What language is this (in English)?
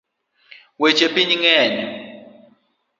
Luo (Kenya and Tanzania)